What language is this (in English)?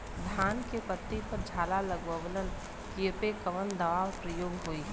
Bhojpuri